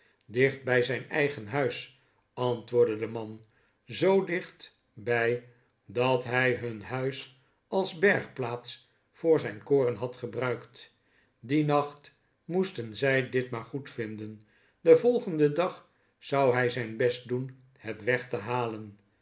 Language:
Dutch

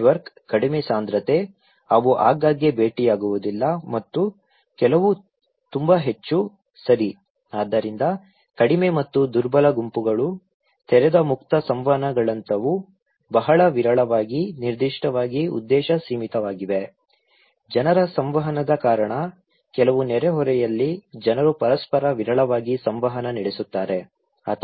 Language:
Kannada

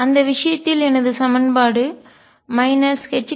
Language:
Tamil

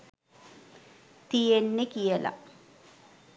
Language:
Sinhala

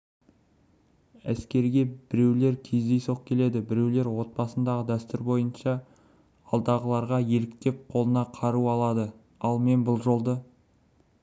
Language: Kazakh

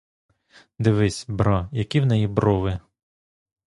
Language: Ukrainian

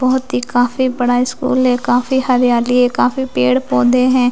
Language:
Hindi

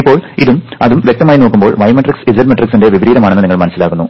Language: Malayalam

